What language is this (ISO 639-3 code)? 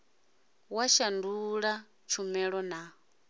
ven